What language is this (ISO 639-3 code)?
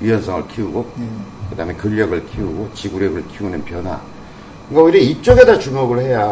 kor